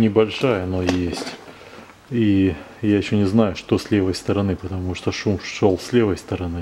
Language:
Russian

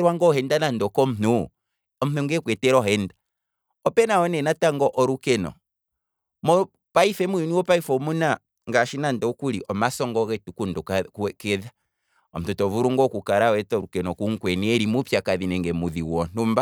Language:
Kwambi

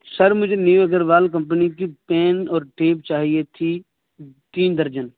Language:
Urdu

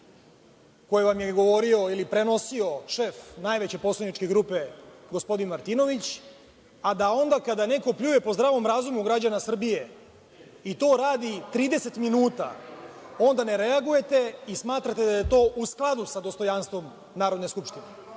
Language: Serbian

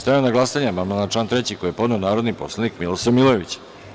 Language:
Serbian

